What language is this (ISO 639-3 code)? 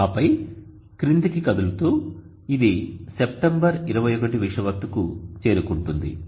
tel